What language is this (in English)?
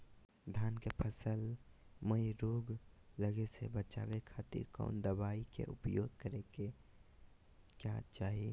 Magahi